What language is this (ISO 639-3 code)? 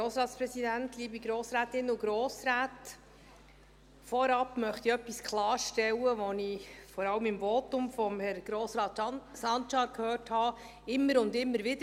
gsw